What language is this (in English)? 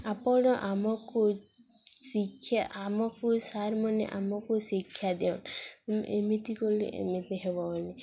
Odia